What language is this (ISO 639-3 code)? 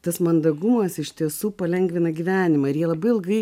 lit